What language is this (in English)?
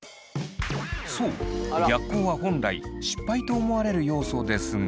Japanese